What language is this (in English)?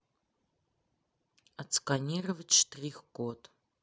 Russian